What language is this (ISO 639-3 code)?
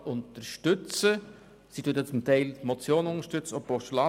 gsw